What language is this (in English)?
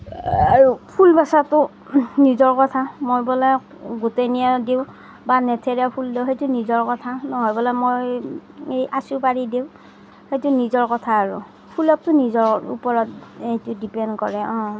Assamese